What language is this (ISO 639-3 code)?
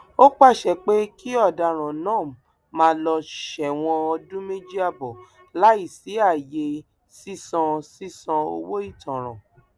yor